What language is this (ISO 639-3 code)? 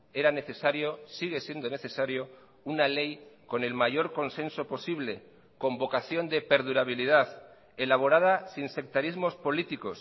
spa